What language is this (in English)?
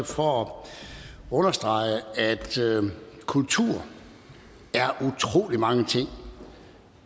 Danish